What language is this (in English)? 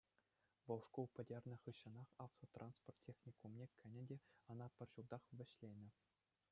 Chuvash